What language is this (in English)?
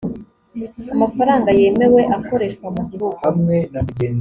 Kinyarwanda